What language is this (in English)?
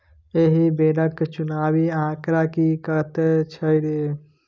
Maithili